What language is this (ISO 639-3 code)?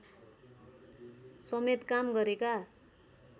nep